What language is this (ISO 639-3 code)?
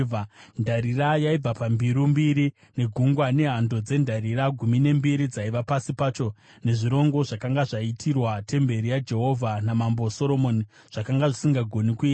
sna